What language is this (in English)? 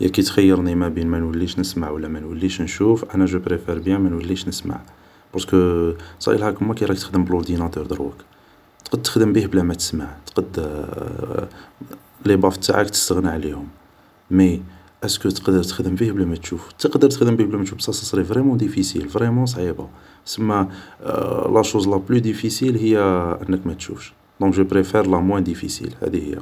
Algerian Arabic